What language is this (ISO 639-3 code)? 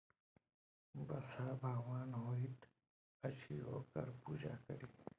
mai